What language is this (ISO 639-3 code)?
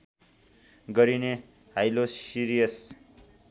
nep